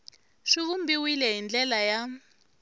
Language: Tsonga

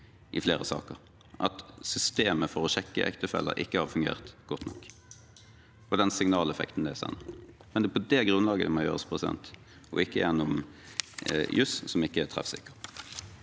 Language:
Norwegian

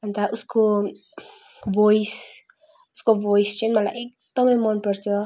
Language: Nepali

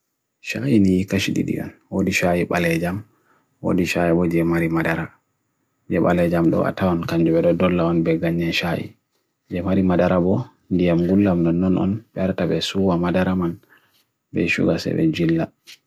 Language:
Bagirmi Fulfulde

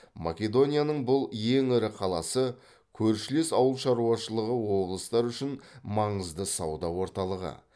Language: Kazakh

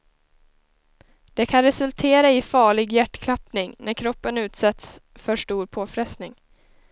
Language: Swedish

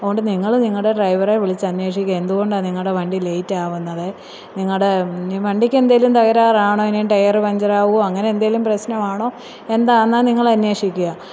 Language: Malayalam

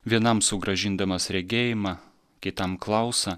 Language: Lithuanian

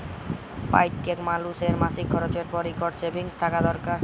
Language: Bangla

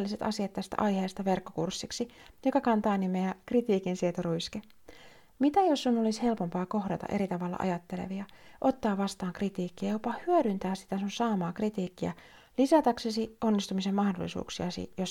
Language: Finnish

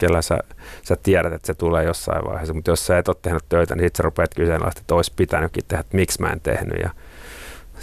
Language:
Finnish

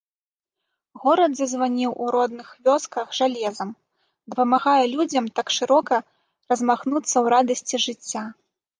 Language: Belarusian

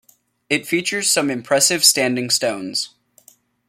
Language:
English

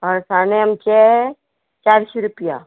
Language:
Konkani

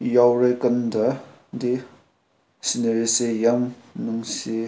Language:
Manipuri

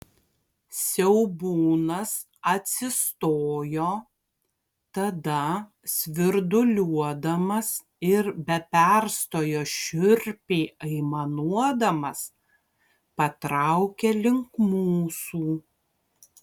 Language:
Lithuanian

